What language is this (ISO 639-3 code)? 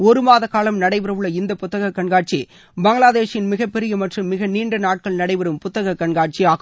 tam